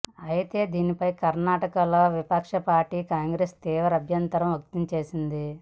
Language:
Telugu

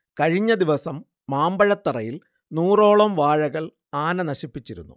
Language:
Malayalam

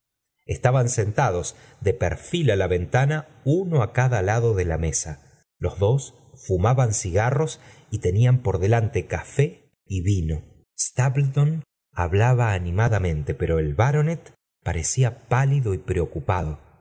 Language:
Spanish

